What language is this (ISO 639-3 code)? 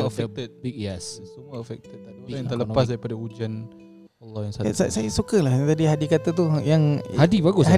msa